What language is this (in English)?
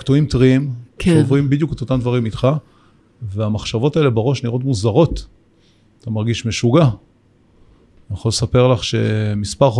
Hebrew